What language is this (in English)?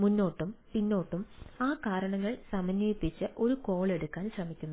Malayalam